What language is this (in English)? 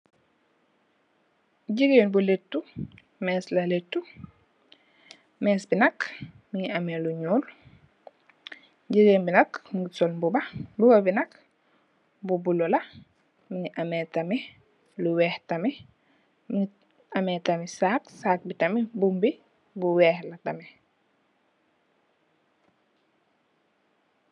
Wolof